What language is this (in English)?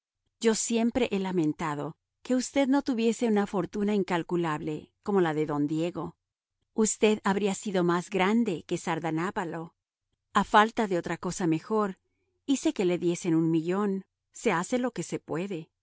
Spanish